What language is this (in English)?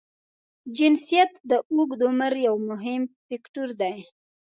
Pashto